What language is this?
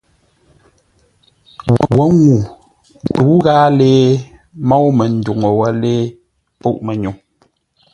Ngombale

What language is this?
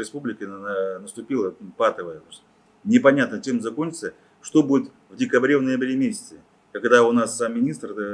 Russian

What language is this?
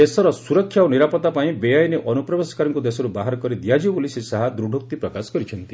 Odia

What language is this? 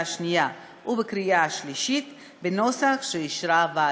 Hebrew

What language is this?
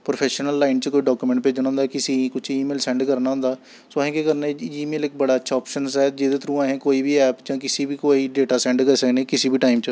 Dogri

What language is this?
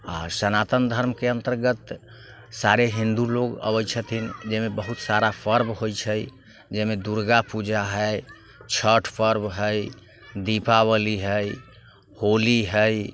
Maithili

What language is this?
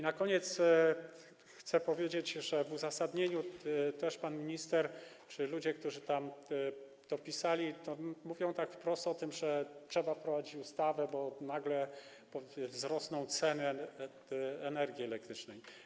Polish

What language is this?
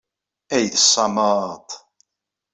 Kabyle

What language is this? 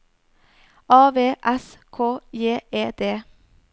Norwegian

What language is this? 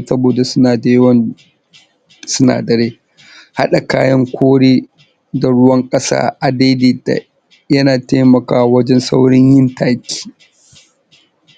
Hausa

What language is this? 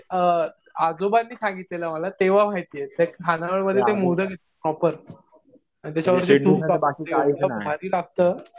Marathi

